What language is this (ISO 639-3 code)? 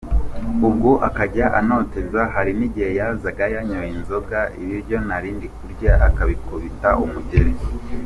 kin